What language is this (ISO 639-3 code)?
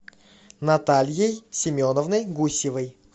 rus